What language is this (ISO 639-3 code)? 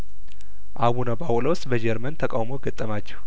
amh